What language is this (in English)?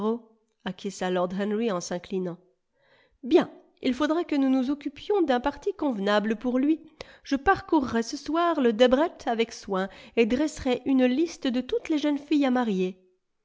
French